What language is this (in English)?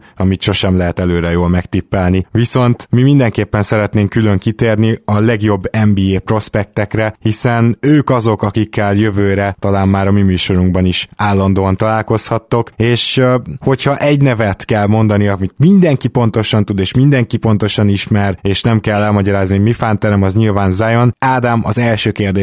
Hungarian